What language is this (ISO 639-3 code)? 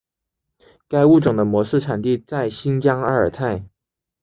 zho